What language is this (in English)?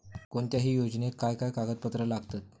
Marathi